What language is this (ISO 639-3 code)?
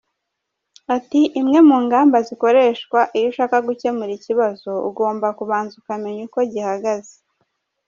kin